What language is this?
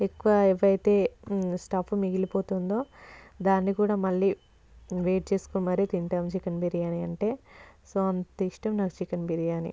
Telugu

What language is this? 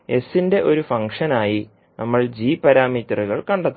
Malayalam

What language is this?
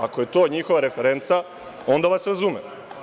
Serbian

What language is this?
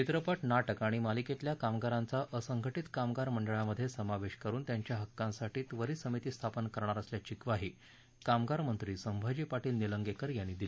Marathi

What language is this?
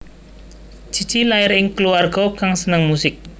Javanese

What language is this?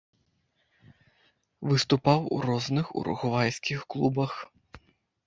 Belarusian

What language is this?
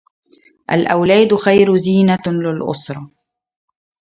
Arabic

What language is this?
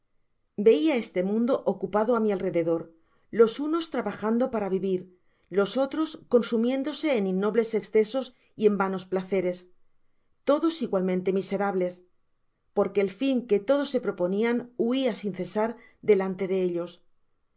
Spanish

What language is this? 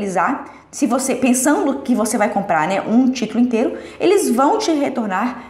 Portuguese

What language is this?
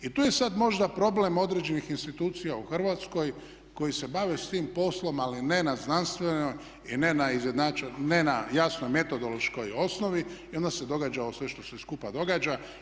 Croatian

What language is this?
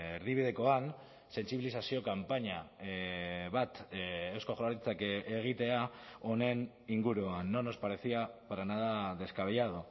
Basque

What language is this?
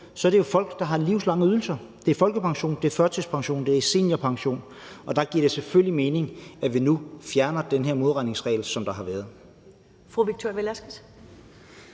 Danish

